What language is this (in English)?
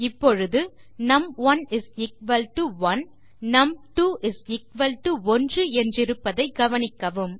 Tamil